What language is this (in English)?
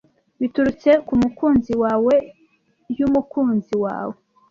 Kinyarwanda